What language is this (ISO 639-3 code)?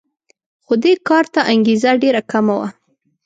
pus